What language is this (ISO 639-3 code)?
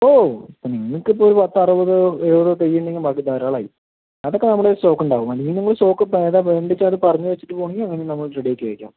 mal